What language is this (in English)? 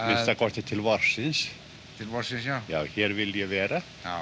Icelandic